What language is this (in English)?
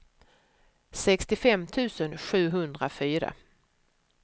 Swedish